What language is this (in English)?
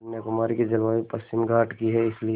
Hindi